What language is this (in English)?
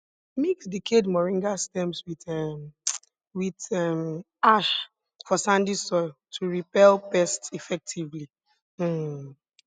Nigerian Pidgin